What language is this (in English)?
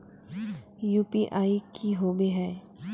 Magahi